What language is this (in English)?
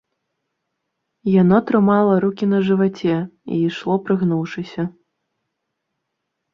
Belarusian